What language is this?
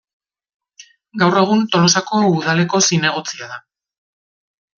Basque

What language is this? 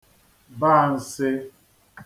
Igbo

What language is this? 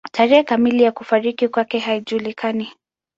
Swahili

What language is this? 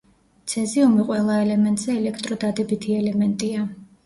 Georgian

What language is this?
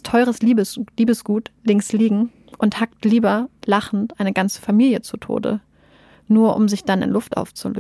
German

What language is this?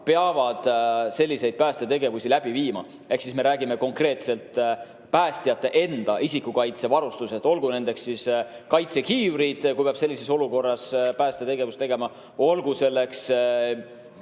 Estonian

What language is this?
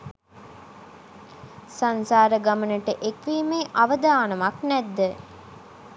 Sinhala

